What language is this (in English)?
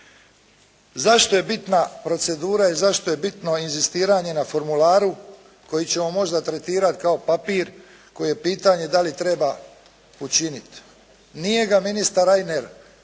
Croatian